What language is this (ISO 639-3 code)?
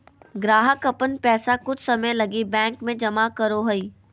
mag